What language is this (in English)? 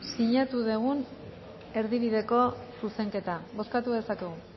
Basque